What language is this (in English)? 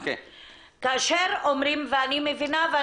Hebrew